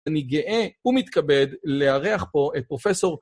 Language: Hebrew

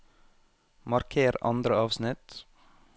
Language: Norwegian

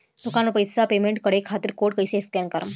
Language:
Bhojpuri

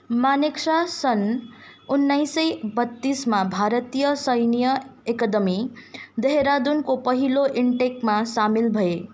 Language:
Nepali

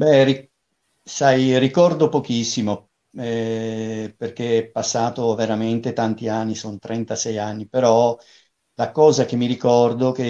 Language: Italian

